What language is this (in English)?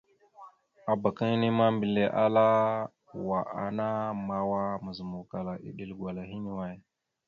Mada (Cameroon)